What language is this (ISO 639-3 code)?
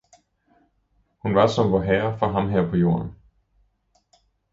dan